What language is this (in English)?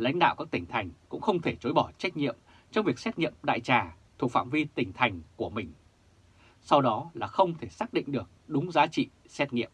Vietnamese